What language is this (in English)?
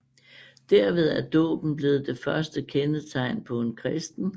Danish